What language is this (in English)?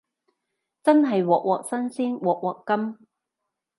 Cantonese